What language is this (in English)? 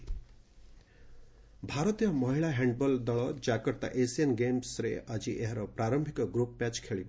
Odia